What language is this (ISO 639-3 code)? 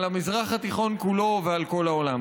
heb